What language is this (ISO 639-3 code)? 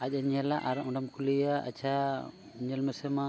sat